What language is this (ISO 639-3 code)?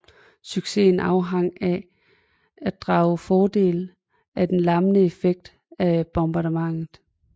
dan